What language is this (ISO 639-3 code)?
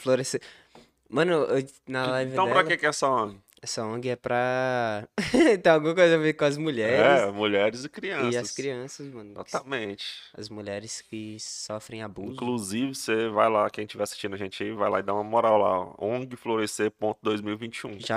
por